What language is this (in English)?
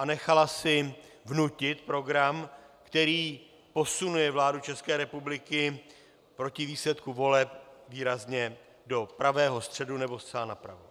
Czech